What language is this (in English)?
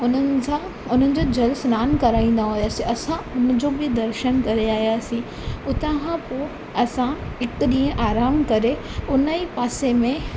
Sindhi